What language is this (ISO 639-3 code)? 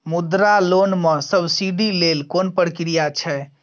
mai